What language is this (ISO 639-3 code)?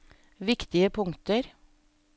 nor